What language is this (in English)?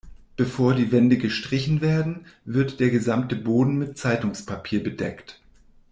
German